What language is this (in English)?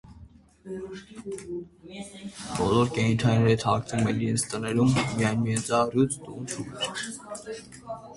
Armenian